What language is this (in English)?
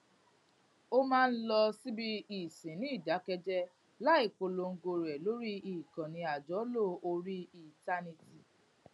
Yoruba